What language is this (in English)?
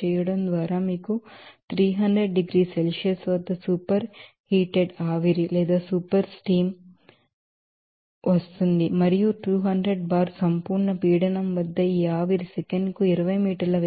Telugu